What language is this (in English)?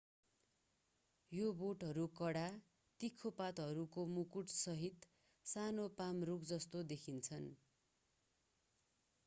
Nepali